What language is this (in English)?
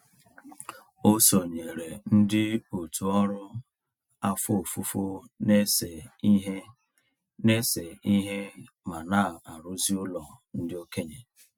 Igbo